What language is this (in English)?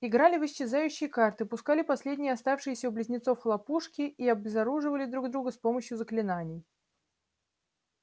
Russian